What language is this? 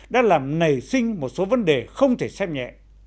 Vietnamese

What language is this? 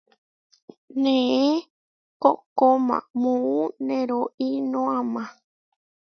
Huarijio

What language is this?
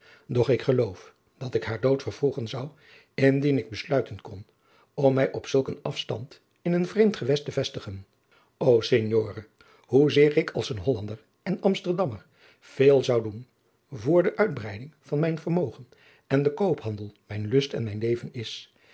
Dutch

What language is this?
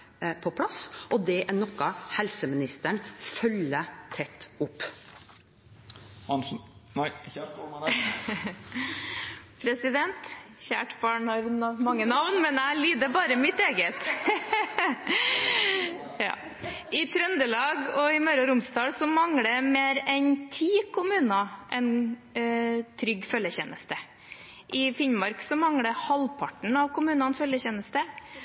Norwegian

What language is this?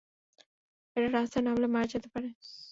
Bangla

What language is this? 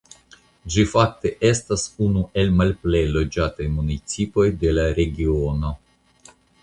Esperanto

